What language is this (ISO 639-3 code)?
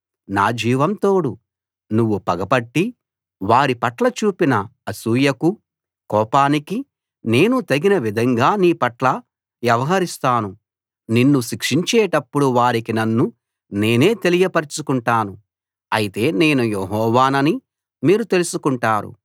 tel